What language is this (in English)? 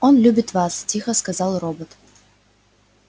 Russian